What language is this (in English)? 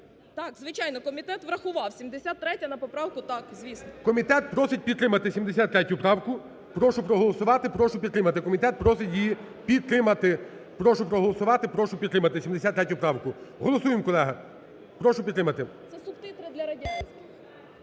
Ukrainian